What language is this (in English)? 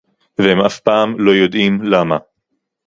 Hebrew